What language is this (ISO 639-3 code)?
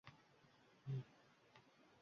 uzb